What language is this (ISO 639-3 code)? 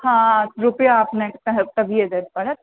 mai